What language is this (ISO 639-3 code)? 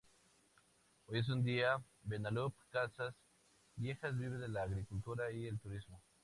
spa